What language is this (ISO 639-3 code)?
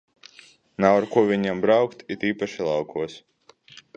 lav